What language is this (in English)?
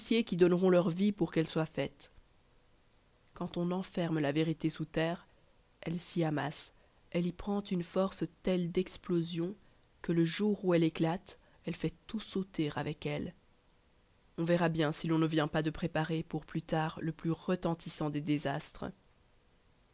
French